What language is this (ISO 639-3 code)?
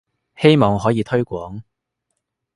yue